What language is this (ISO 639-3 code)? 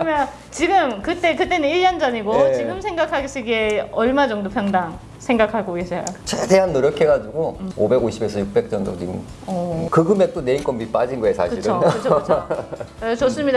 kor